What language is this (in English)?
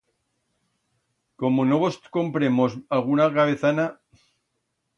Aragonese